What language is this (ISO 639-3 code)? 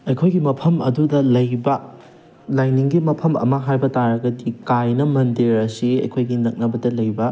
mni